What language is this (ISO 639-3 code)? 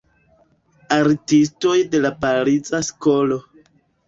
epo